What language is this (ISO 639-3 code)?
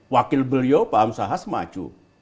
ind